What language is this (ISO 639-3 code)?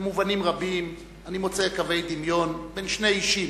heb